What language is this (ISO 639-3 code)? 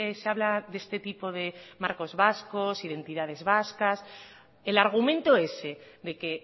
spa